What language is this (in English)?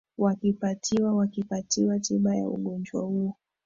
Swahili